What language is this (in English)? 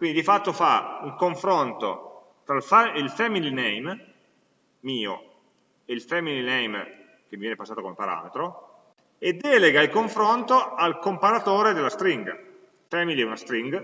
Italian